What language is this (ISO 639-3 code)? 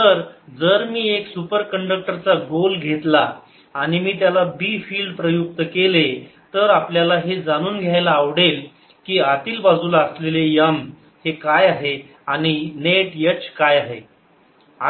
mar